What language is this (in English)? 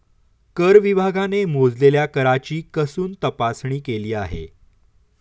Marathi